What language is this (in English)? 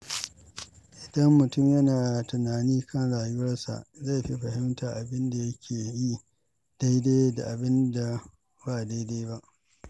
Hausa